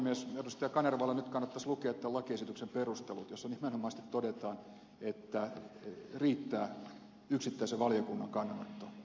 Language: Finnish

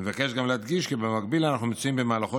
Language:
Hebrew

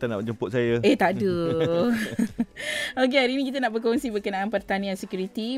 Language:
Malay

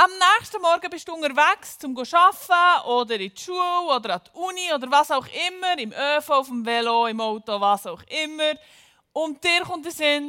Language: German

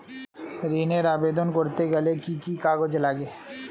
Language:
Bangla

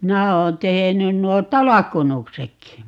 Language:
Finnish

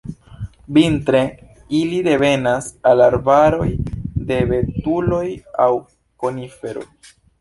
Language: Esperanto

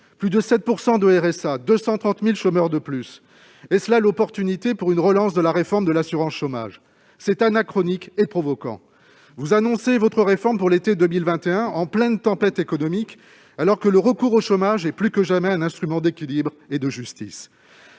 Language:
French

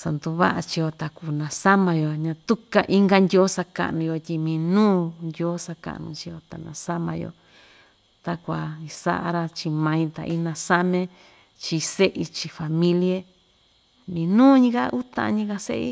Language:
Ixtayutla Mixtec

